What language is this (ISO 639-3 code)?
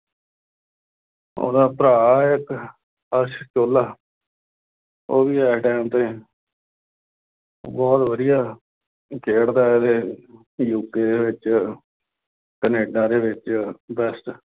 pan